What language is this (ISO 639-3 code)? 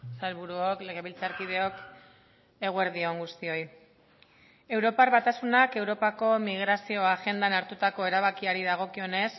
eus